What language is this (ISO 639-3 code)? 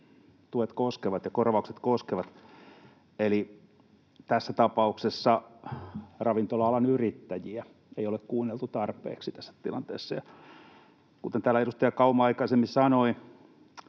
fin